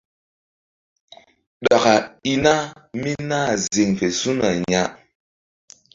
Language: Mbum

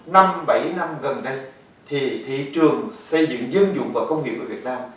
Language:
Vietnamese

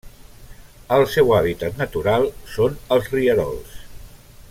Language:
Catalan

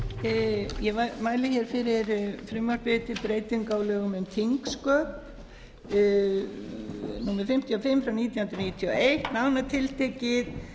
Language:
Icelandic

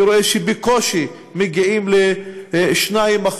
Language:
Hebrew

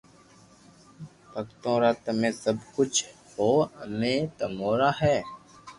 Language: Loarki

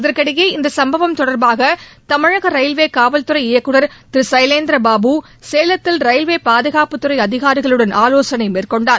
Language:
Tamil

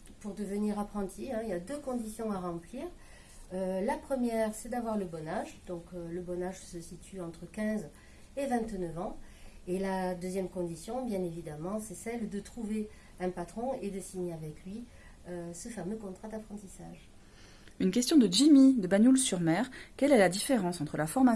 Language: French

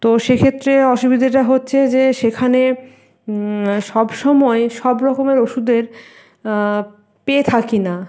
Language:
Bangla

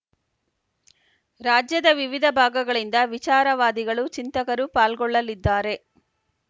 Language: Kannada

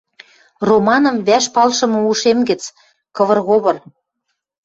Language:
Western Mari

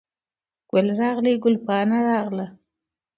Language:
Pashto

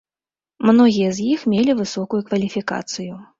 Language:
Belarusian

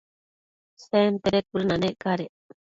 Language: Matsés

